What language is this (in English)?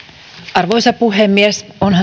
Finnish